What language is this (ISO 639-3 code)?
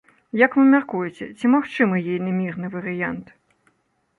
bel